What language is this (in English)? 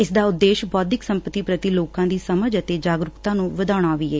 Punjabi